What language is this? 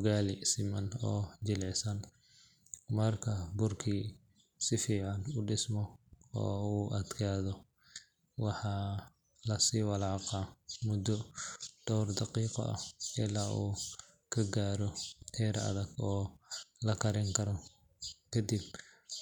Somali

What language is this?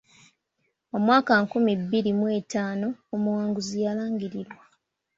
Ganda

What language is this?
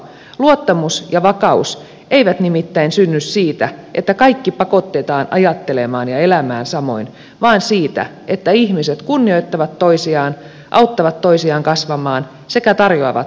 Finnish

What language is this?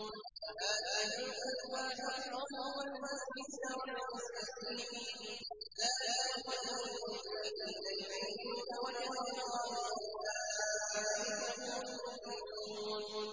Arabic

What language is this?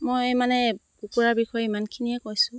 Assamese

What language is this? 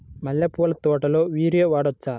Telugu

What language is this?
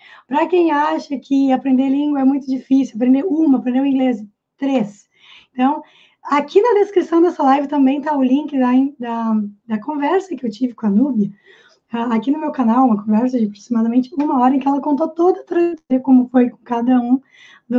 Portuguese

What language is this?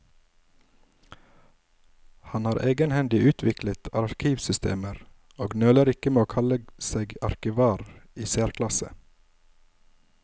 Norwegian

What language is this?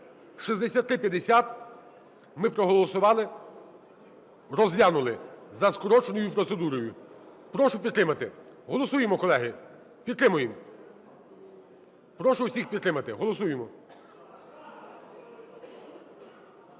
Ukrainian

